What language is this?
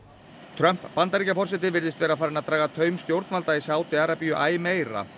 Icelandic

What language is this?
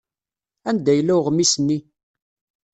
Kabyle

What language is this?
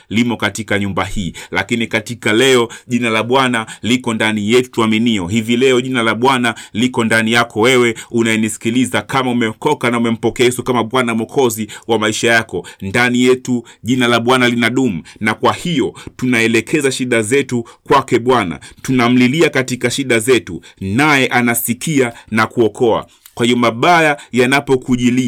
Swahili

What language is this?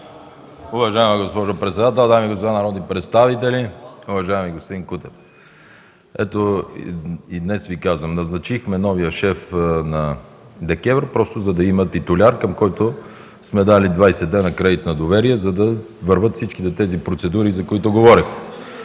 Bulgarian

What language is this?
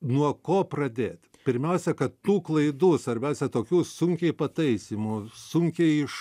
Lithuanian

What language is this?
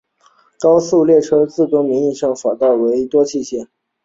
Chinese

